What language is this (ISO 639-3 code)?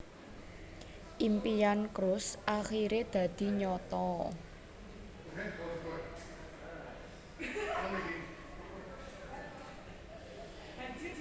jav